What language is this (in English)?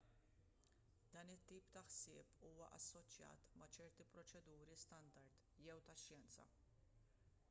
Maltese